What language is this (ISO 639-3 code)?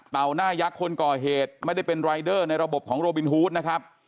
tha